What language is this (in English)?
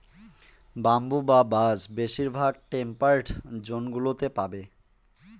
Bangla